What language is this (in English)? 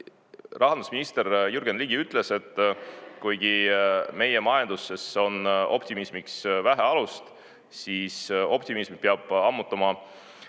Estonian